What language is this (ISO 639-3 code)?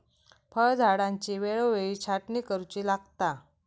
mar